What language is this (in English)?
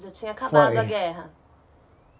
Portuguese